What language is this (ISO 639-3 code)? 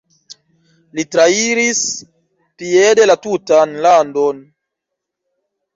epo